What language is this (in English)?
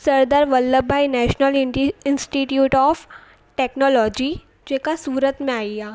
Sindhi